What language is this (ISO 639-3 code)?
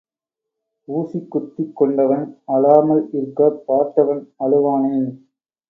tam